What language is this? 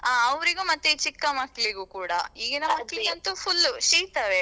Kannada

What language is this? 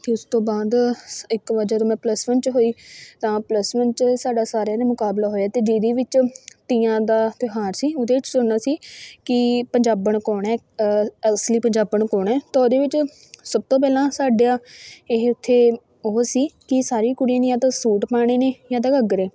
Punjabi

